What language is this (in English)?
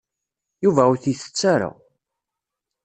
Kabyle